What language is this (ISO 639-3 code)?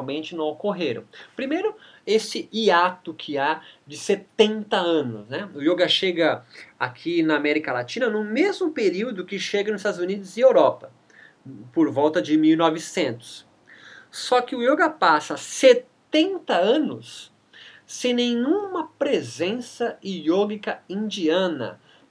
por